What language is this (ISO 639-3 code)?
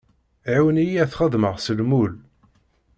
kab